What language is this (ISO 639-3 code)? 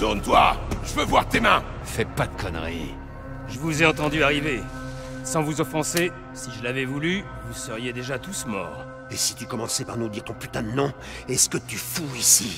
fra